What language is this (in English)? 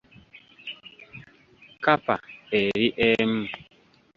Ganda